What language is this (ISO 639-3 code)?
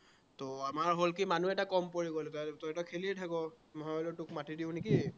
asm